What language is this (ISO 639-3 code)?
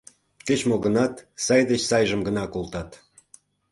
chm